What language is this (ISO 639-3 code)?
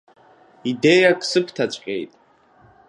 abk